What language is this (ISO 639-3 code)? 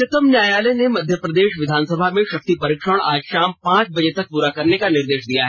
hin